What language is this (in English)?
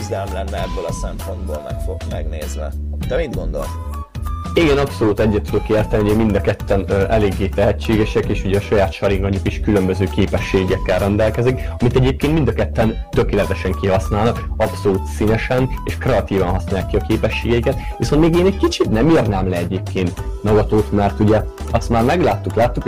Hungarian